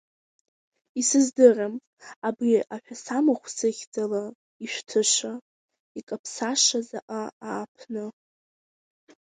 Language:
Abkhazian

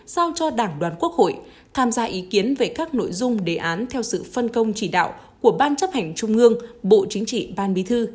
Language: Vietnamese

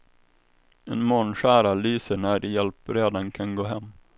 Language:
Swedish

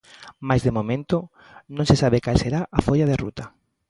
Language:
Galician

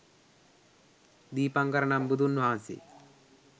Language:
Sinhala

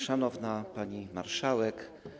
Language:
Polish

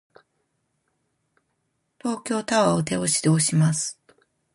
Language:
Japanese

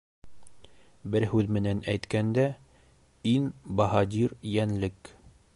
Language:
Bashkir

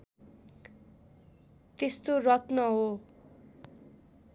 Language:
Nepali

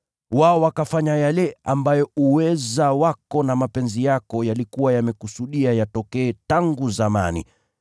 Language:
Swahili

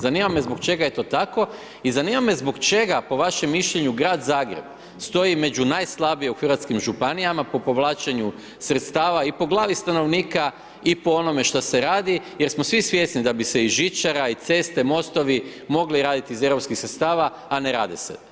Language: Croatian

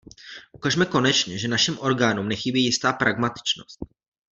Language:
Czech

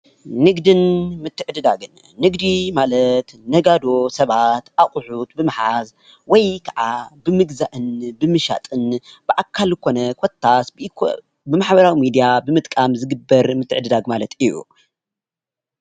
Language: Tigrinya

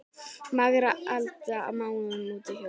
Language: Icelandic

